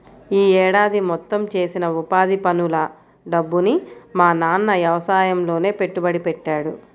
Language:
Telugu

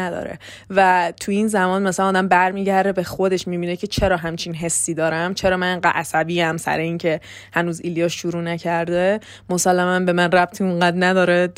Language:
Persian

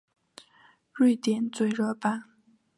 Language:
Chinese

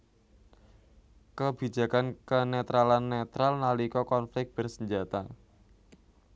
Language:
Javanese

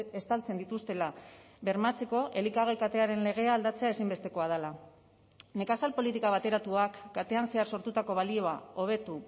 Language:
Basque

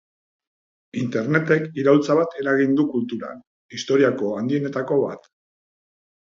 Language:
Basque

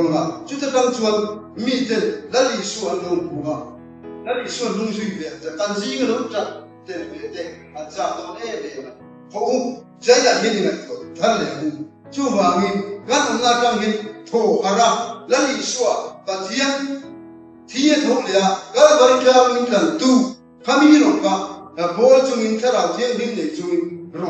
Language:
Korean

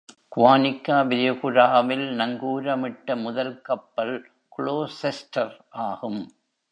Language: Tamil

